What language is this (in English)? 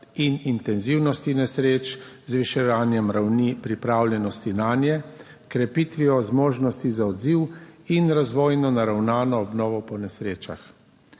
Slovenian